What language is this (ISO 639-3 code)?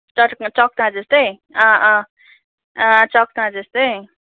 nep